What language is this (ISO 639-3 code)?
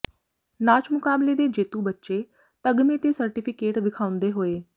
pan